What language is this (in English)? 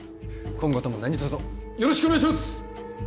Japanese